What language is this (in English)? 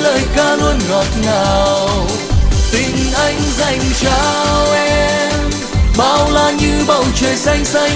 Vietnamese